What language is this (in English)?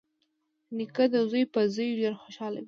Pashto